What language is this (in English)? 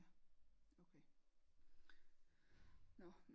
Danish